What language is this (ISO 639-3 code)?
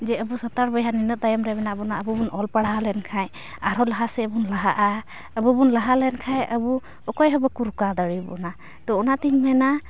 sat